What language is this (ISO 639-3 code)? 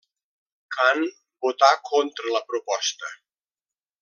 cat